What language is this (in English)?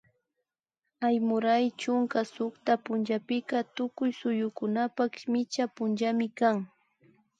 Imbabura Highland Quichua